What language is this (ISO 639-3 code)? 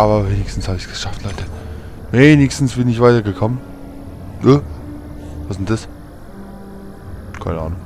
deu